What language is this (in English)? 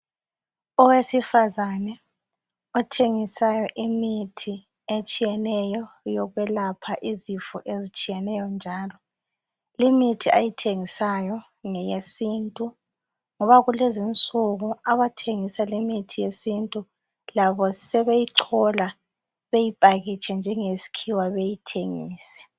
North Ndebele